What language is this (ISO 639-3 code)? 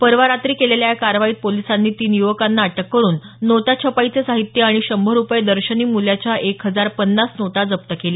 mar